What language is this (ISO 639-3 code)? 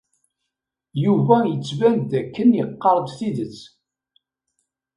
kab